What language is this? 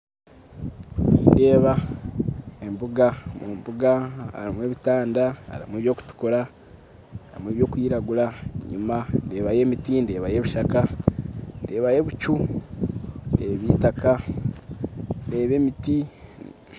Nyankole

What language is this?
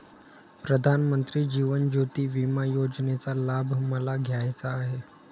Marathi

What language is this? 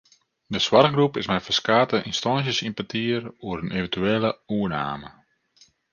Western Frisian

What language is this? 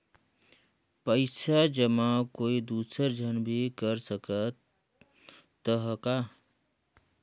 Chhattisgarhi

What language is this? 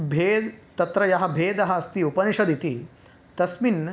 Sanskrit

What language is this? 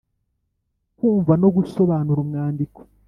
Kinyarwanda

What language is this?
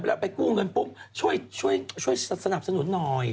Thai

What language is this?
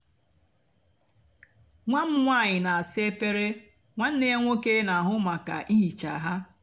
Igbo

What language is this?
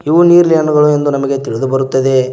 Kannada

